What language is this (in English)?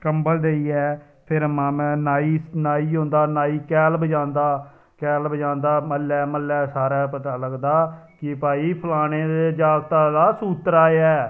Dogri